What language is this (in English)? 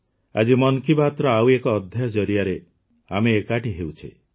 Odia